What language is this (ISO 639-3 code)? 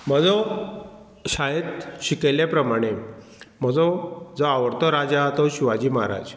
kok